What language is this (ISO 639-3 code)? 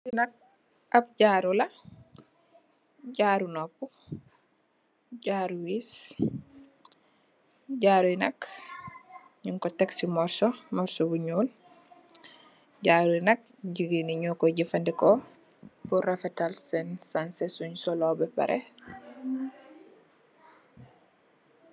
wol